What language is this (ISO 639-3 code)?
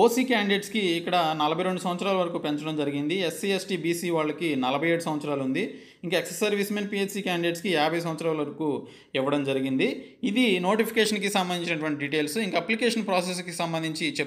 hin